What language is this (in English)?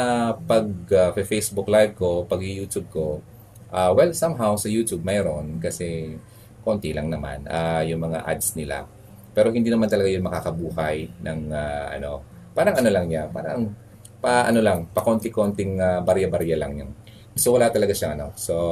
Filipino